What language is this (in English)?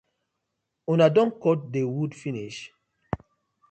Nigerian Pidgin